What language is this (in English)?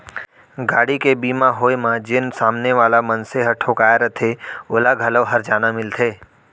Chhattisgarhi